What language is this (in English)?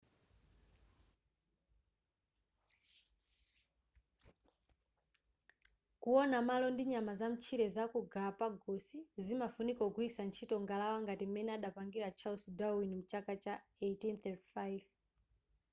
Nyanja